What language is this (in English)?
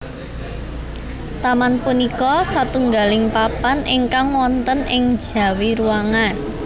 Javanese